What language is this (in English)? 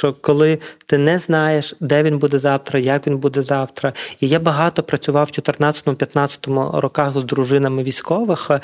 Ukrainian